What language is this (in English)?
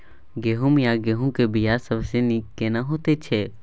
Maithili